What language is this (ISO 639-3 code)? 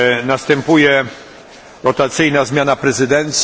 pol